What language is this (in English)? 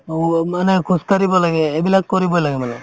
Assamese